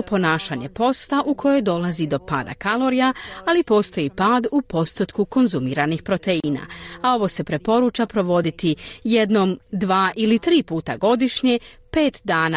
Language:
Croatian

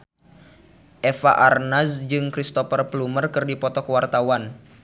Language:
Sundanese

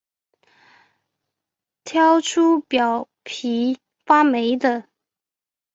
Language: Chinese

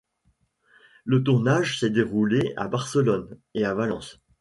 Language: French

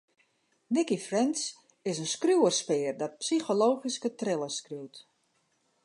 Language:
Western Frisian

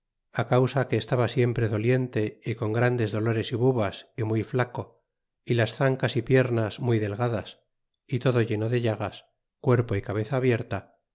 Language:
Spanish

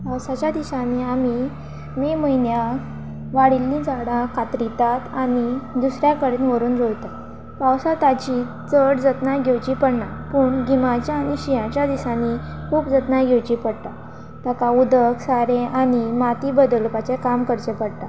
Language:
Konkani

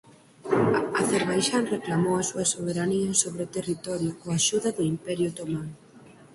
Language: Galician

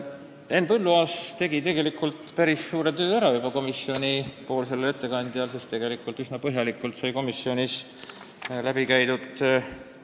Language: Estonian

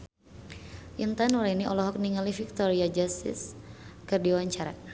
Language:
Sundanese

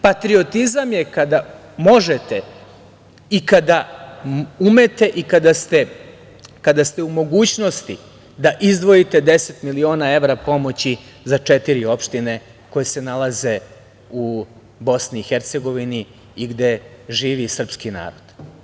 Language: Serbian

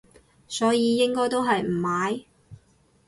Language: Cantonese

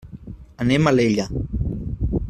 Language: Catalan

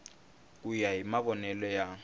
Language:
Tsonga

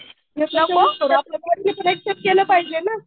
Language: Marathi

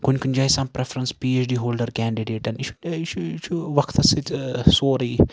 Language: Kashmiri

